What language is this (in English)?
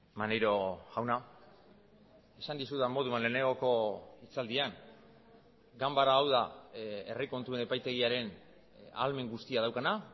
Basque